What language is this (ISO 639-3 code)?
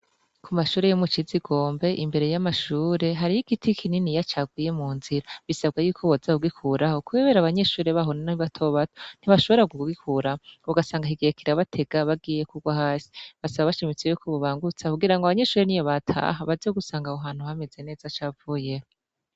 run